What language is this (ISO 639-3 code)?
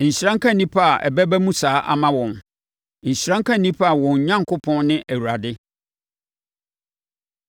aka